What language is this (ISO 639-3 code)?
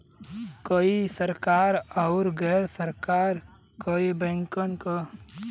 bho